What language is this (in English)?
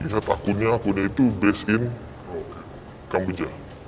Indonesian